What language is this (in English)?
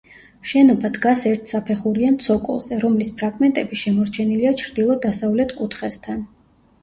Georgian